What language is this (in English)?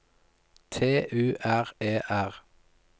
Norwegian